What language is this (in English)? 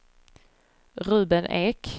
Swedish